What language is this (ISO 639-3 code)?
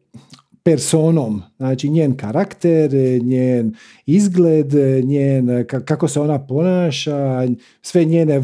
hrv